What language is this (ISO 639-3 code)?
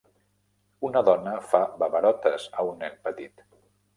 cat